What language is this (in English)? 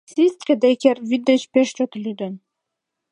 Mari